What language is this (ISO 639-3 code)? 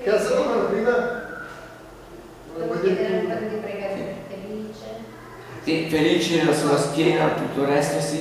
ita